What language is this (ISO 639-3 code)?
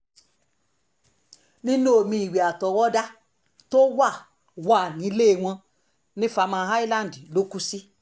yor